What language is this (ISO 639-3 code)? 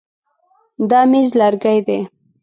pus